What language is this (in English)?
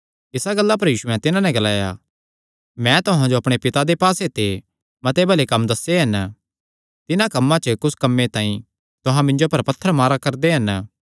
Kangri